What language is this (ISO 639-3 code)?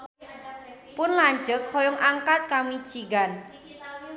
sun